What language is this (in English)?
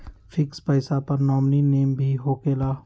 Magahi